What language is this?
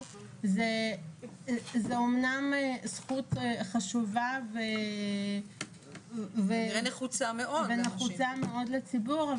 Hebrew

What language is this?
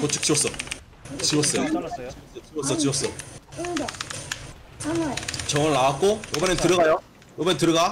Korean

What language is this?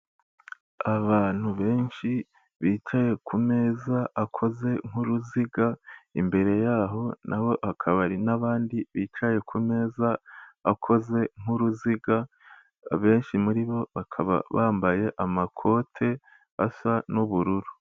Kinyarwanda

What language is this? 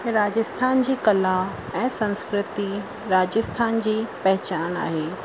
Sindhi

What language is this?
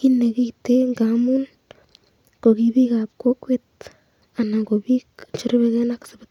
Kalenjin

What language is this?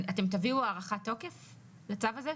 Hebrew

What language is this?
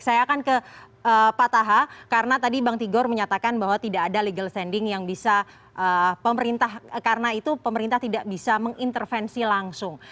Indonesian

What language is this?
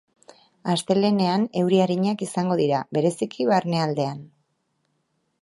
Basque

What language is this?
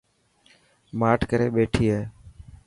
Dhatki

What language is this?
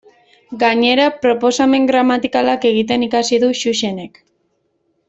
Basque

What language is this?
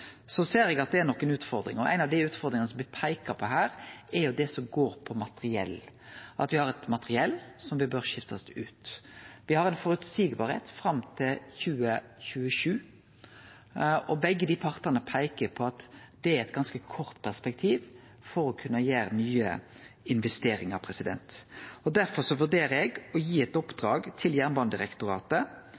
Norwegian Nynorsk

